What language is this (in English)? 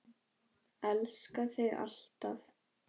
Icelandic